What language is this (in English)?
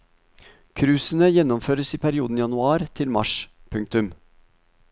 Norwegian